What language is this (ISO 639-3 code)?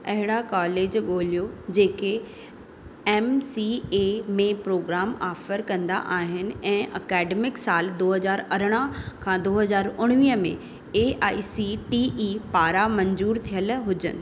snd